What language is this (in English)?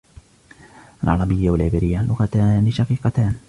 Arabic